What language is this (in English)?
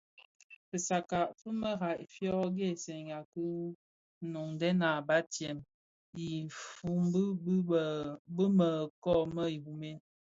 Bafia